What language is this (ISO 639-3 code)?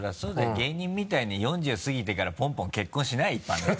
jpn